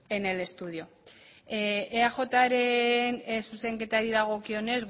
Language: Basque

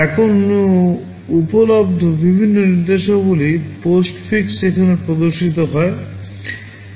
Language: Bangla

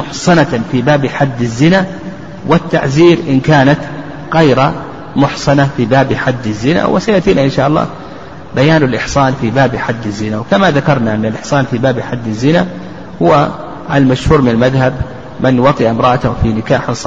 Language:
Arabic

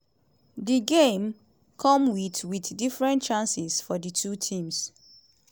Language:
Nigerian Pidgin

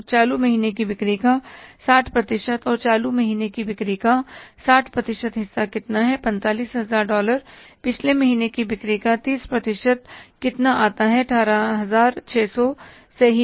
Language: Hindi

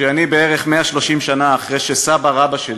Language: Hebrew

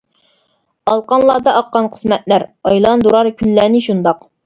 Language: Uyghur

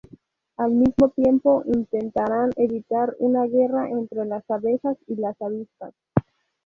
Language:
Spanish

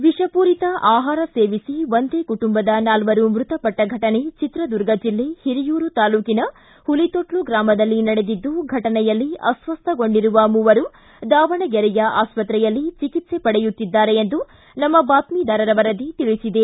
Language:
Kannada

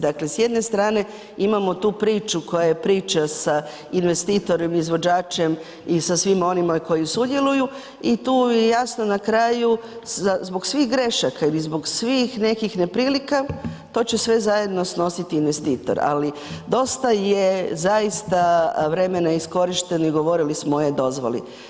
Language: Croatian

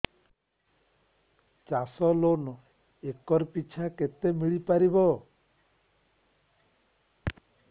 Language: Odia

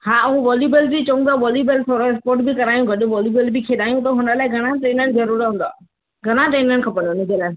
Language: Sindhi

